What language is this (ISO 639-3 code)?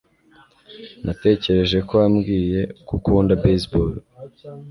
kin